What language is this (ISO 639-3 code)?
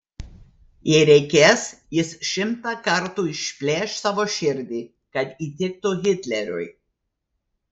lit